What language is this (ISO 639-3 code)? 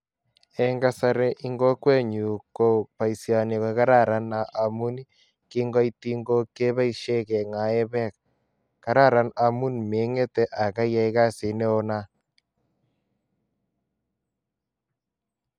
kln